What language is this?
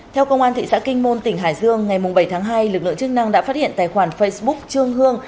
Vietnamese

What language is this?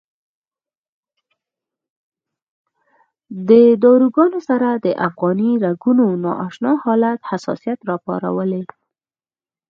Pashto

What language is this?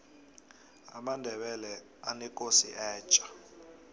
South Ndebele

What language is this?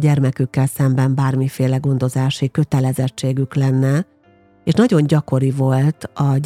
Hungarian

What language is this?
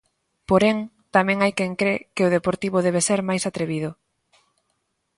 Galician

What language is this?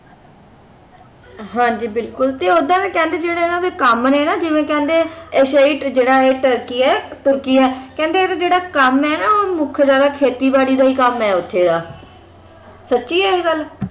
Punjabi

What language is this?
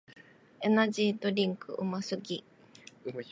Japanese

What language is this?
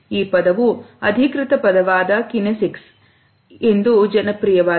Kannada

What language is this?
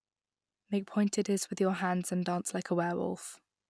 English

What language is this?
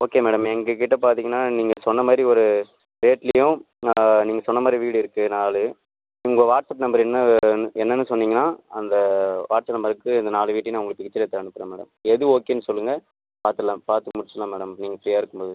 Tamil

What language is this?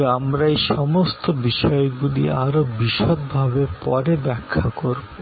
Bangla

